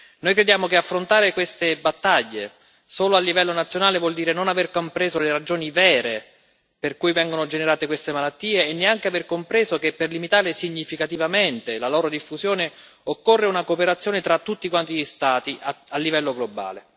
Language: Italian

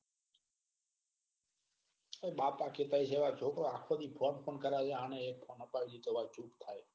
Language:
Gujarati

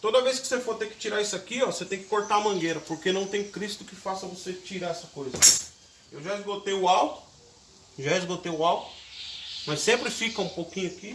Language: Portuguese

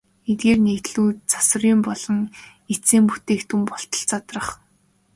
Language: Mongolian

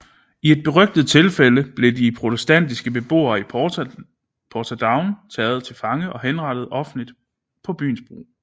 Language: Danish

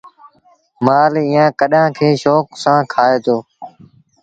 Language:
Sindhi Bhil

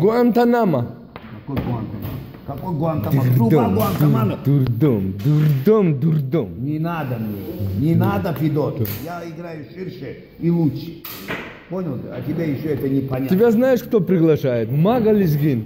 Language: Russian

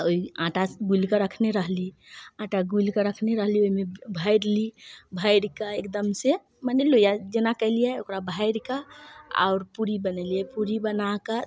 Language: Maithili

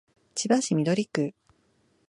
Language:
Japanese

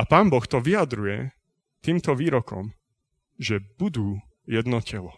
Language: Slovak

